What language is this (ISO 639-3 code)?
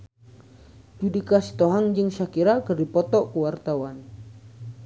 sun